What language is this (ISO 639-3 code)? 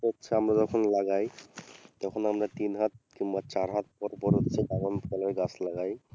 ben